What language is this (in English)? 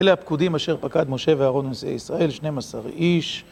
Hebrew